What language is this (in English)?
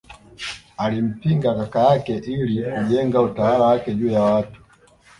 Swahili